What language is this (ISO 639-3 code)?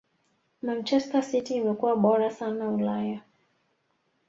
swa